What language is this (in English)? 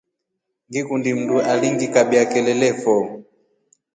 Rombo